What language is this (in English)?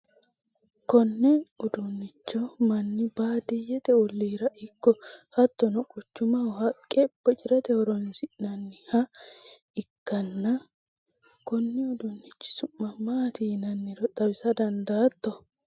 Sidamo